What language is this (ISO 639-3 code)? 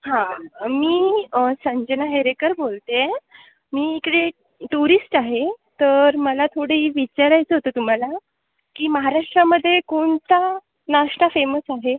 mar